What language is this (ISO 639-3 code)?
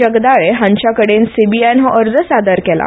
kok